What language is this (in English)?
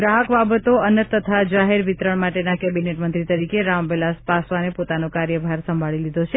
Gujarati